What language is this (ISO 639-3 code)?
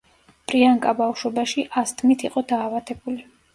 kat